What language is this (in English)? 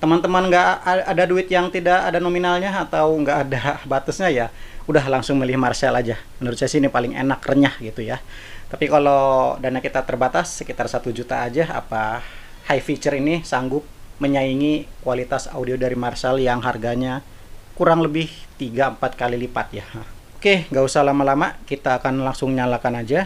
Indonesian